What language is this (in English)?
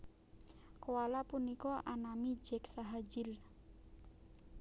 Javanese